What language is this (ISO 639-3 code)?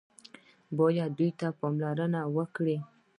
pus